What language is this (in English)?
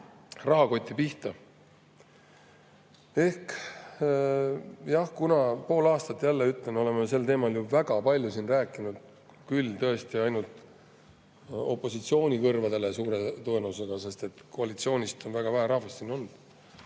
Estonian